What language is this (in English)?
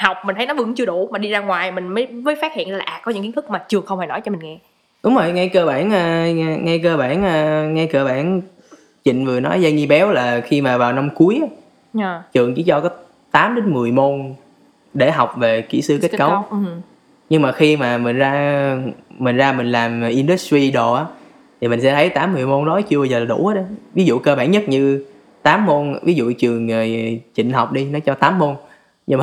Vietnamese